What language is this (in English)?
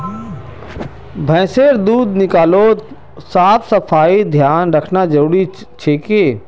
Magahi